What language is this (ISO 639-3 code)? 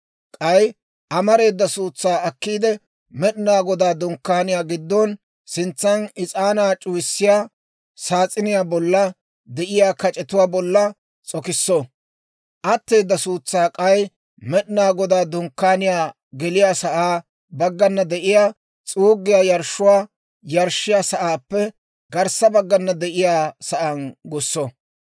dwr